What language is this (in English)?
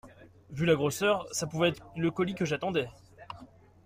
French